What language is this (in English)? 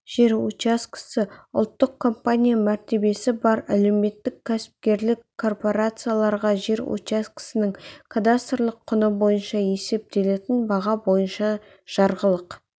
Kazakh